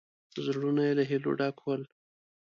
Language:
Pashto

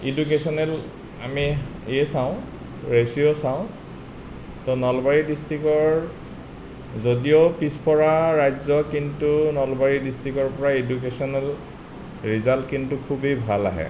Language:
Assamese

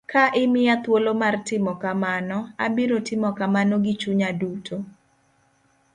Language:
Luo (Kenya and Tanzania)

